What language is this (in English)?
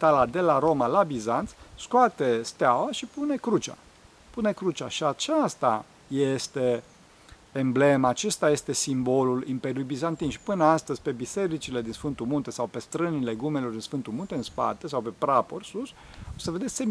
Romanian